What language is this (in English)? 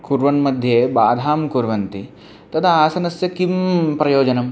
Sanskrit